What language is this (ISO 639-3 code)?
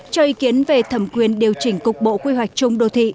vie